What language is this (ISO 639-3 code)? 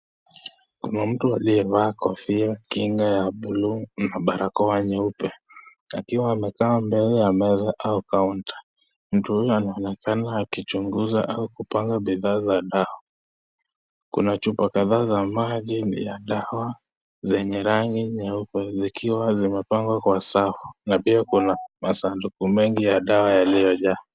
swa